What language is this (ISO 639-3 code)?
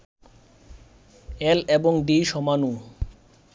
ben